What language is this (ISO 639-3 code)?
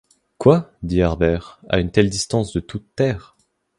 fra